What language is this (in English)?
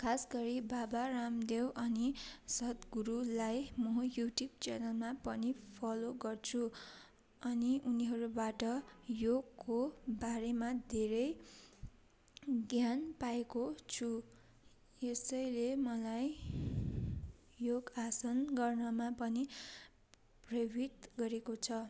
Nepali